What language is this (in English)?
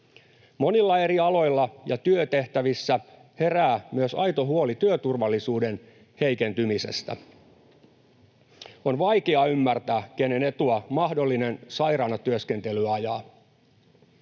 Finnish